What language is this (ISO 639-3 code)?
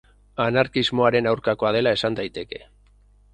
eus